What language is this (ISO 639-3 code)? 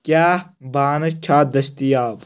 kas